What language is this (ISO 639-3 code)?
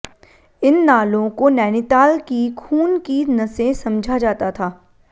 hin